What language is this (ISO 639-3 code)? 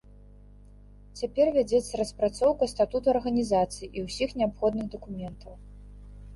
bel